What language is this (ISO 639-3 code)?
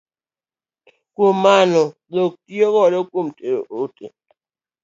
luo